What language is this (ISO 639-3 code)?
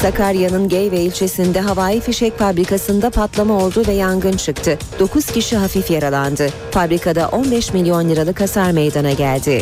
tur